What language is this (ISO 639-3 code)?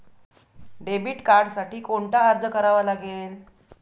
mar